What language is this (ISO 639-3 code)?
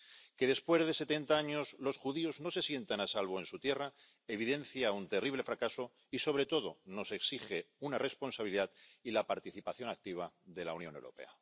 spa